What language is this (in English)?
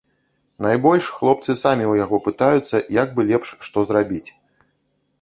Belarusian